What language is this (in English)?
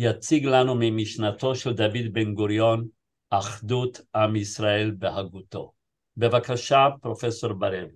Hebrew